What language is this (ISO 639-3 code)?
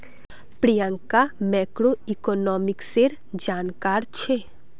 mag